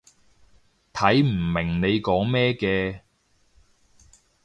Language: Cantonese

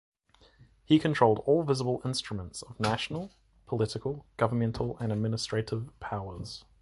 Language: English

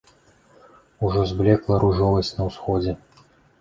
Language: Belarusian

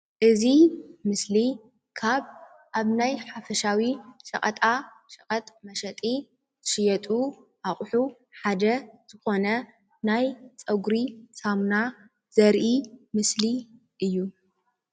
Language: Tigrinya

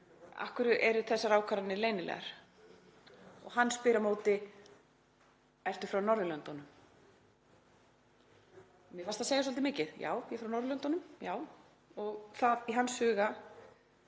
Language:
Icelandic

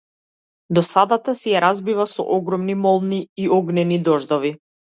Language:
Macedonian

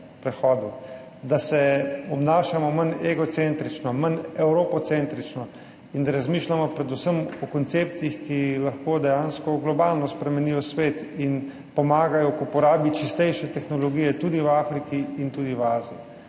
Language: Slovenian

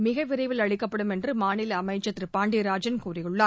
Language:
Tamil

